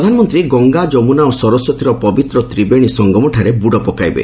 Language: Odia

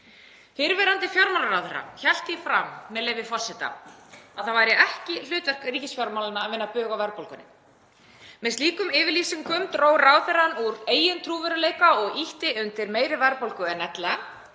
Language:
Icelandic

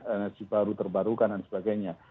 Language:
Indonesian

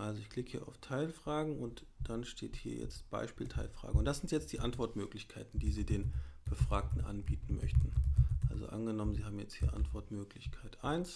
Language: German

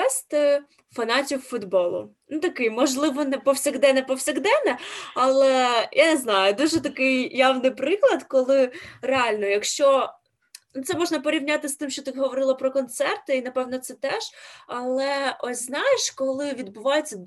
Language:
Ukrainian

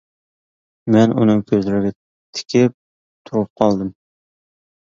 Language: Uyghur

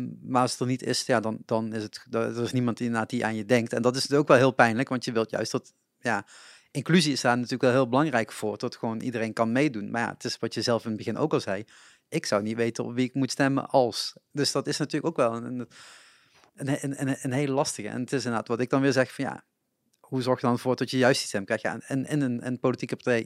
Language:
Dutch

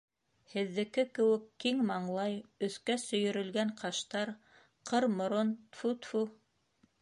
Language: Bashkir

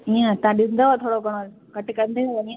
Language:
Sindhi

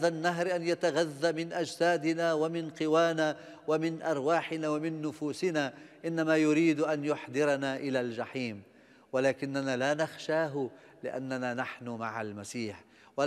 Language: Arabic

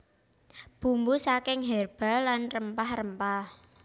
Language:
Javanese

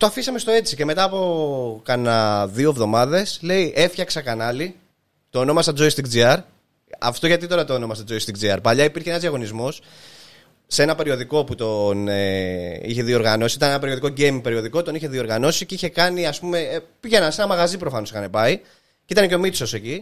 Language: Greek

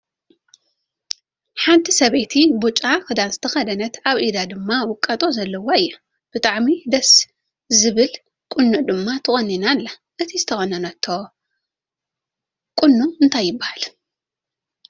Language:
Tigrinya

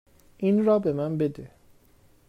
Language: Persian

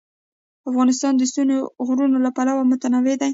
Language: Pashto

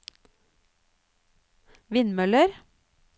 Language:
Norwegian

